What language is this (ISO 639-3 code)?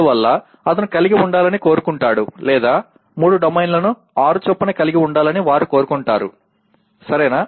tel